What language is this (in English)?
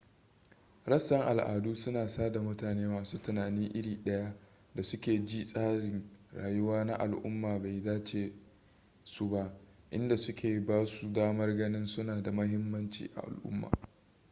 Hausa